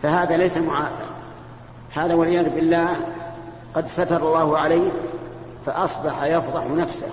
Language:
Arabic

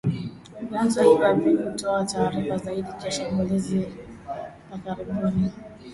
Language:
Swahili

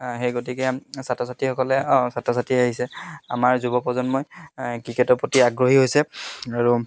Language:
Assamese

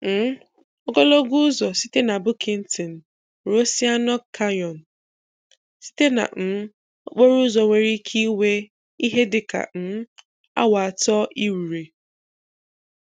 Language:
Igbo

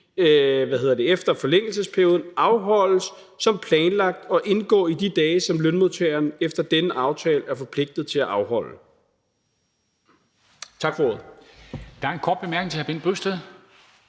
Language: Danish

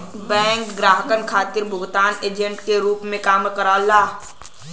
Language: Bhojpuri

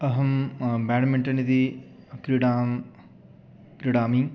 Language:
Sanskrit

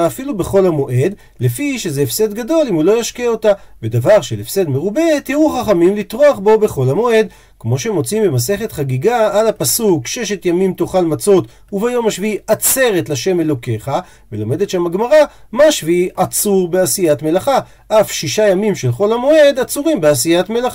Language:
Hebrew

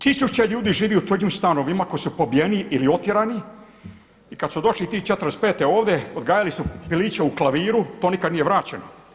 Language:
Croatian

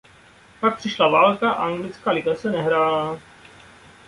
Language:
Czech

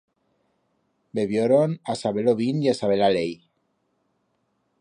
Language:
Aragonese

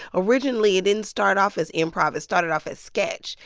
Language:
English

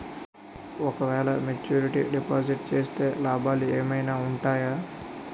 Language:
Telugu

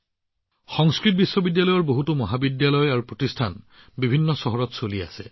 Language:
Assamese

